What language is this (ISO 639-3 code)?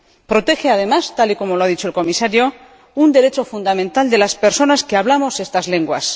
spa